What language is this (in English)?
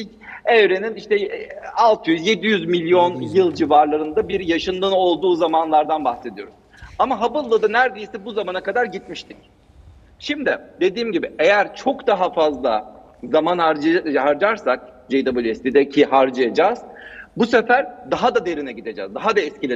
Turkish